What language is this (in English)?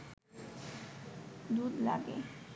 Bangla